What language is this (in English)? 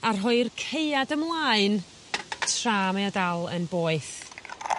Welsh